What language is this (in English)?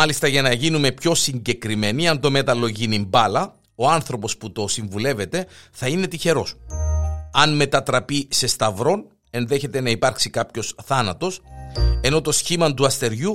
Greek